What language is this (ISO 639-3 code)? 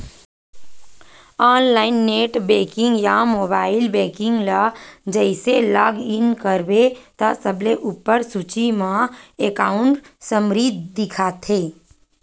hne